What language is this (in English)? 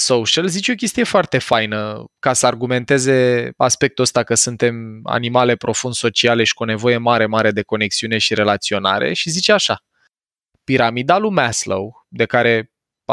Romanian